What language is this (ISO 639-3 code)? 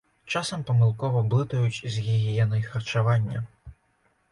bel